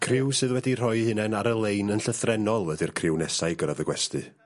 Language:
Welsh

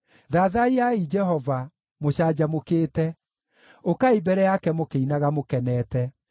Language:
Kikuyu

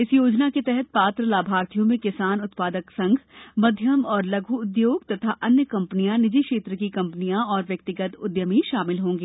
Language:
Hindi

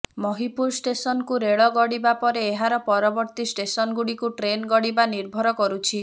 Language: Odia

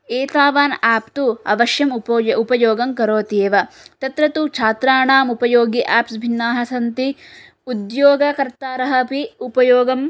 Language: Sanskrit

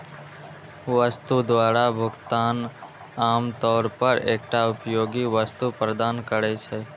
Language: Maithili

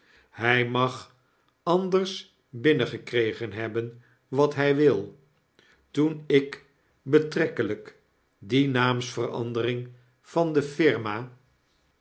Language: Dutch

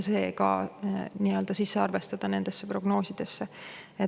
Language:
Estonian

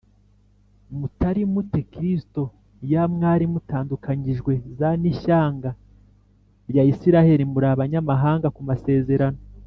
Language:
Kinyarwanda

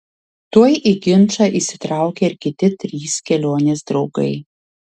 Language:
Lithuanian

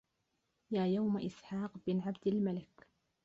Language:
Arabic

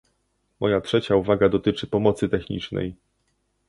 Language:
Polish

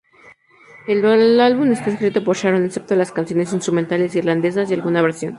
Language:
Spanish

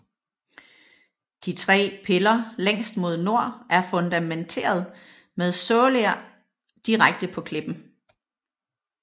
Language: Danish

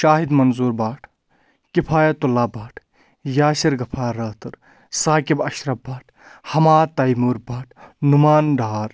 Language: Kashmiri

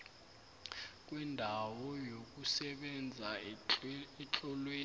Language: South Ndebele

